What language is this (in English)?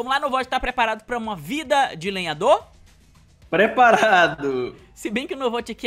Portuguese